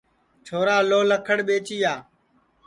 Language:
Sansi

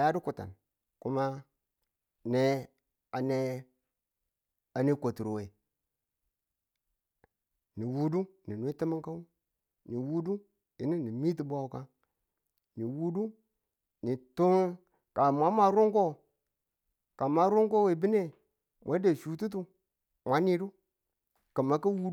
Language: Tula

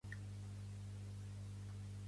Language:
Catalan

